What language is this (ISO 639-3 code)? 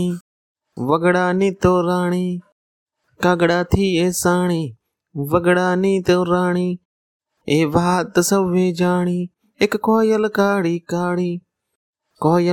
guj